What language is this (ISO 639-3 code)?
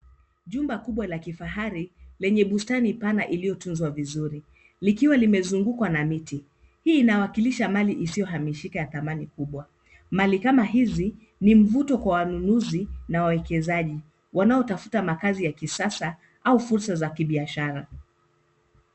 swa